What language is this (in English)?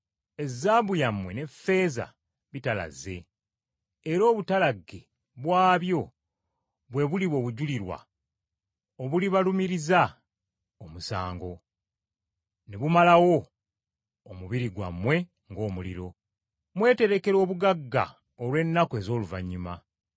Ganda